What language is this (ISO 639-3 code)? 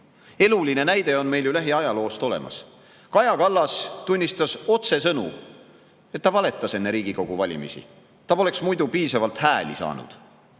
est